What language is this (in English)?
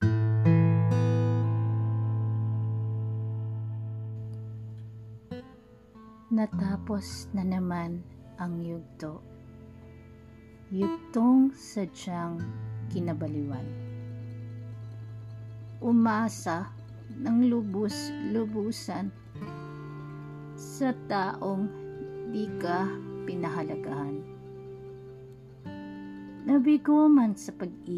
Filipino